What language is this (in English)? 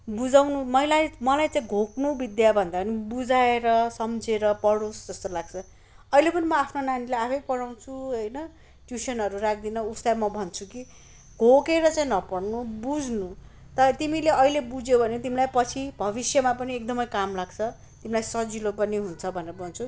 Nepali